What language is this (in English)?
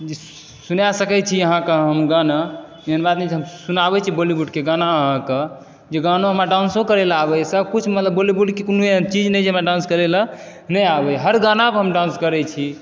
Maithili